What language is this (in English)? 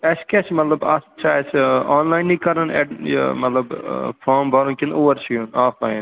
Kashmiri